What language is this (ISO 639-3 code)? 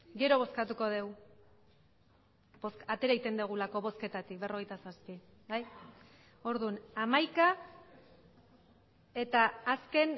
eus